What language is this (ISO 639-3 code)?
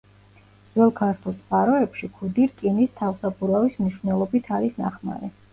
kat